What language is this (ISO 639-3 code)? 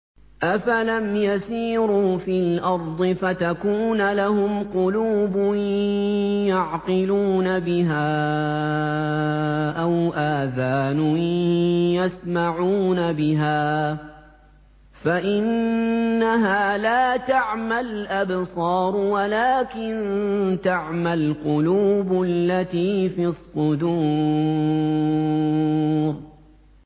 ara